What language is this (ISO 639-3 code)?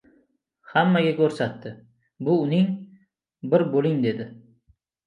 uzb